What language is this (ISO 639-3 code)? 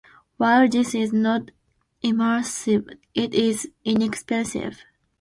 eng